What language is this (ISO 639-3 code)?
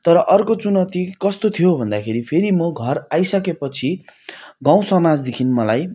nep